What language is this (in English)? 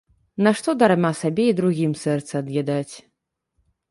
Belarusian